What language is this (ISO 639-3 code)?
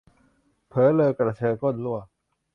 tha